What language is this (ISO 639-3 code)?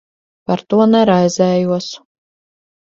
lav